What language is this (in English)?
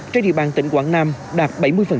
Vietnamese